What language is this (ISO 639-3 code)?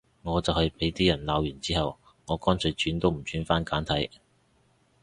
yue